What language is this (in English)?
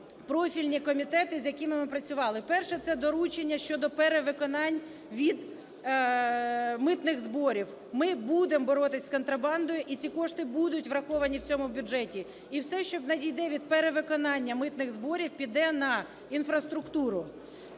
Ukrainian